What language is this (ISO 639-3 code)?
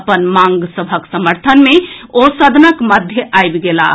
mai